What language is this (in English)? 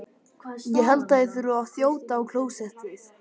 Icelandic